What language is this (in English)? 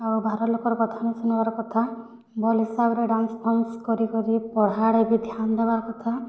Odia